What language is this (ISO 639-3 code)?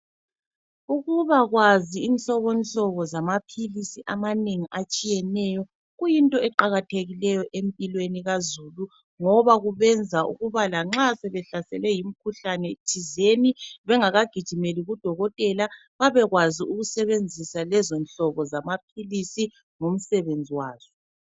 nde